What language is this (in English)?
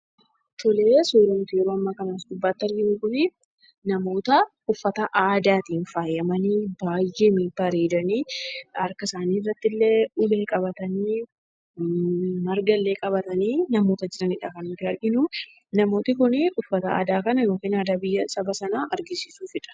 Oromo